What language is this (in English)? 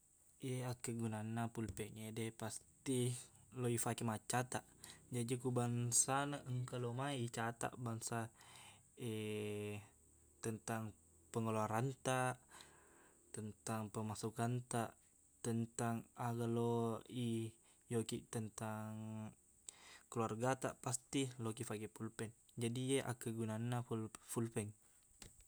Buginese